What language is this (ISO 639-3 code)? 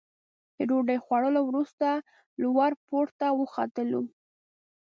pus